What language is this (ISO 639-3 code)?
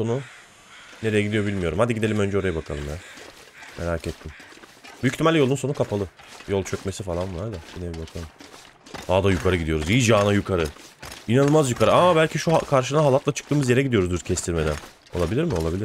tur